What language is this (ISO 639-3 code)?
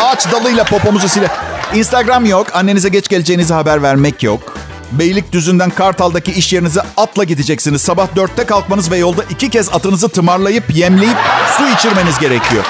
tur